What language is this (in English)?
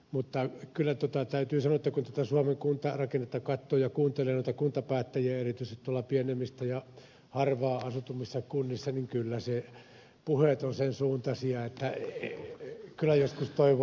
Finnish